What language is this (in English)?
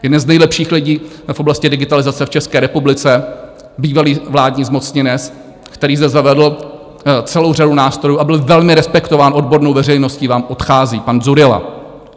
Czech